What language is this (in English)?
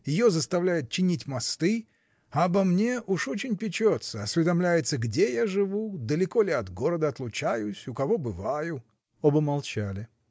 Russian